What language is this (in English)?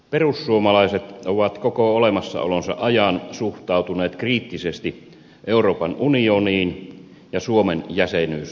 Finnish